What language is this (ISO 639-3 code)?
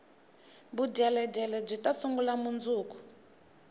tso